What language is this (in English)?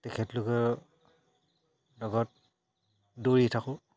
Assamese